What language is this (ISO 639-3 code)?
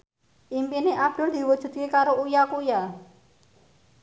jav